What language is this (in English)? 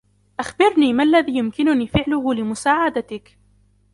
Arabic